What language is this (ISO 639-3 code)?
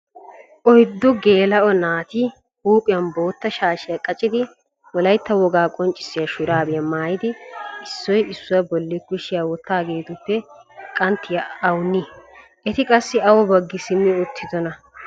wal